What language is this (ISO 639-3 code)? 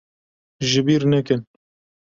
kur